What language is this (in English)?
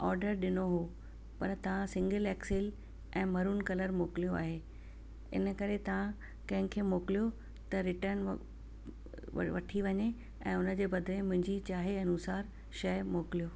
Sindhi